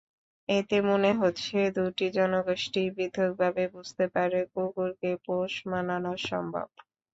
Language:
Bangla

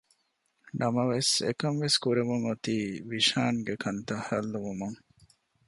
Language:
Divehi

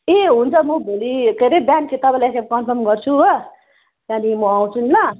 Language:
Nepali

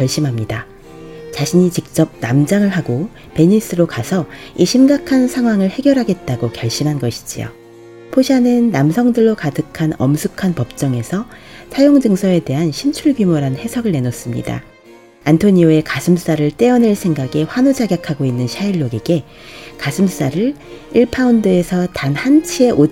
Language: Korean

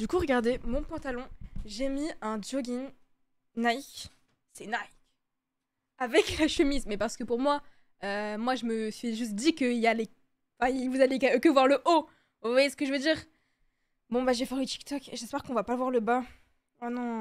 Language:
French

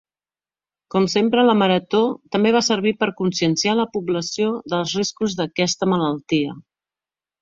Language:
Catalan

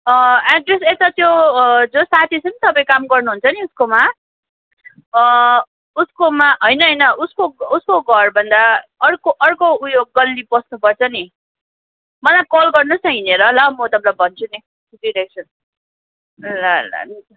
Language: Nepali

